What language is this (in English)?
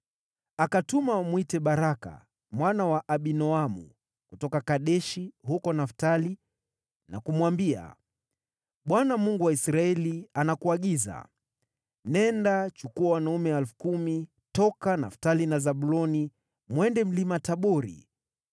Swahili